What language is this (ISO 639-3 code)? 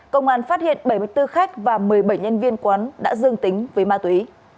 vie